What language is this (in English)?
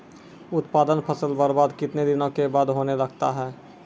Maithili